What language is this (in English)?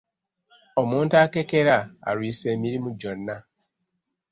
Ganda